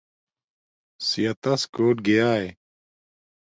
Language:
Domaaki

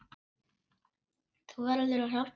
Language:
Icelandic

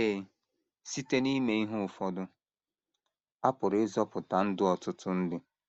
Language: Igbo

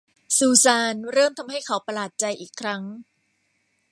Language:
Thai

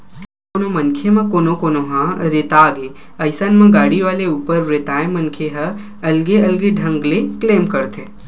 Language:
Chhattisgarhi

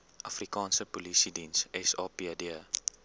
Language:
Afrikaans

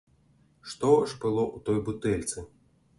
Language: Belarusian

